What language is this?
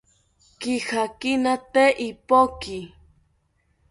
South Ucayali Ashéninka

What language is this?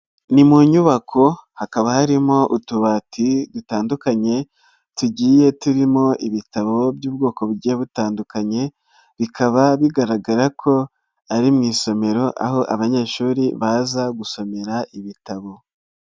Kinyarwanda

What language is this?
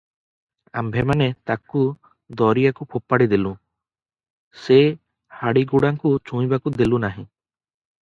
Odia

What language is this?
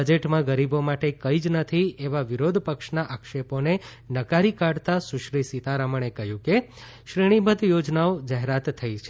Gujarati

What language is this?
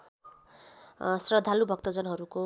Nepali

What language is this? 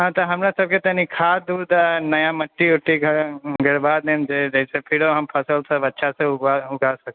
Maithili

